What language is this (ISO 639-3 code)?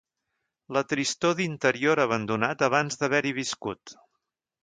cat